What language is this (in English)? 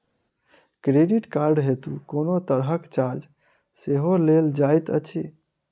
Maithili